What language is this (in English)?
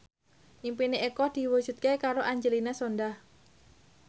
Javanese